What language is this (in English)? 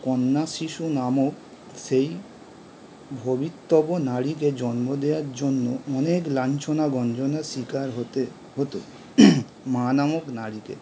Bangla